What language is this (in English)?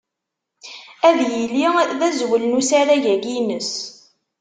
Kabyle